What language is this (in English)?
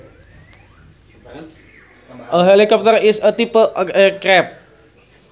Sundanese